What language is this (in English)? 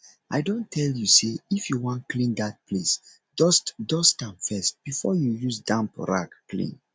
Nigerian Pidgin